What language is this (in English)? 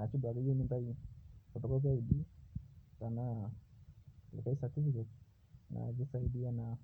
Masai